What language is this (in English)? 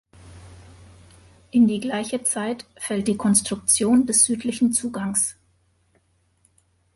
German